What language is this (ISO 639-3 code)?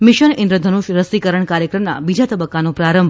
guj